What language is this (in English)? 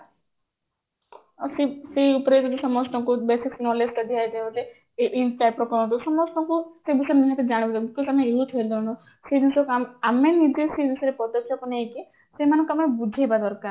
Odia